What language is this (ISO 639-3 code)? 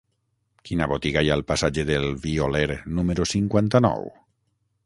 cat